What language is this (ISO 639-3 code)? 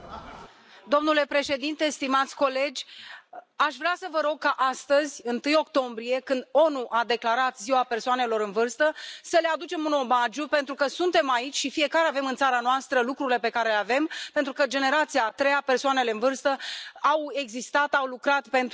ron